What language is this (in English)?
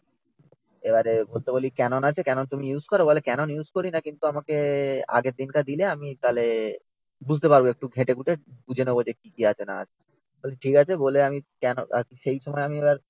Bangla